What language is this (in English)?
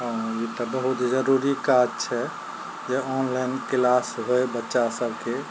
Maithili